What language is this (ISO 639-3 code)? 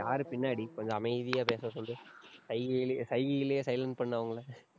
tam